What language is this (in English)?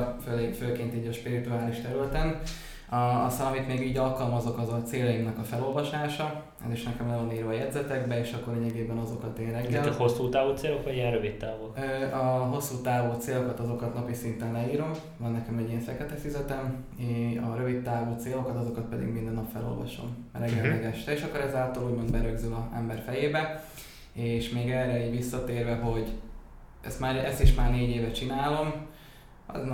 Hungarian